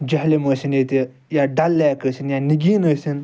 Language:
Kashmiri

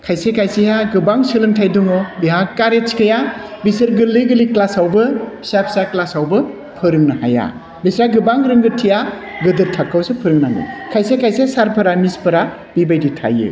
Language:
Bodo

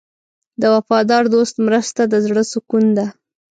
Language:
Pashto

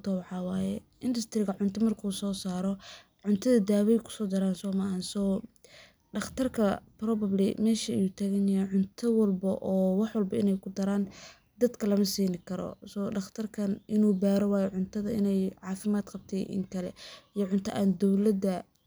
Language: Somali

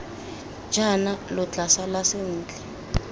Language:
Tswana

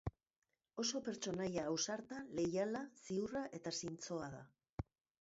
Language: Basque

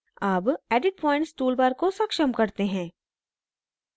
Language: Hindi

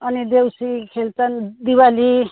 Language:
Nepali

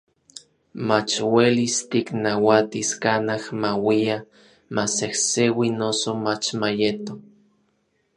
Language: Orizaba Nahuatl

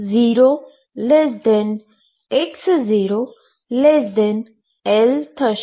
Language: Gujarati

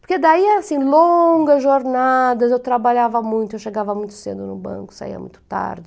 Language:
Portuguese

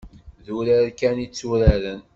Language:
Kabyle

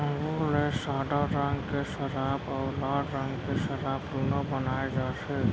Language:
Chhattisgarhi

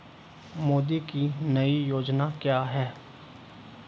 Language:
Hindi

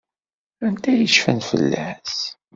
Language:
Kabyle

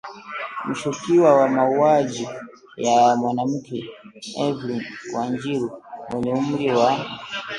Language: Swahili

